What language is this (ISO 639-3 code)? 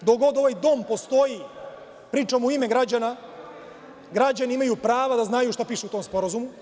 srp